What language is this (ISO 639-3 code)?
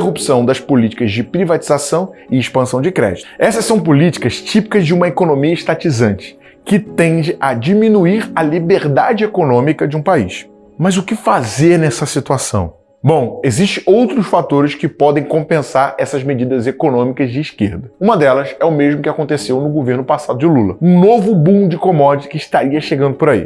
por